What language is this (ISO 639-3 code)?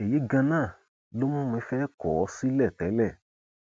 yor